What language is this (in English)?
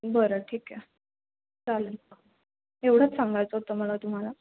Marathi